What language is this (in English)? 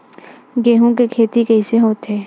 Chhattisgarhi